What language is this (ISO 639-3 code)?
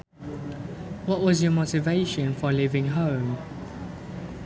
sun